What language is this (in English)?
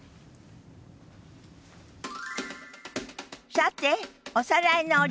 Japanese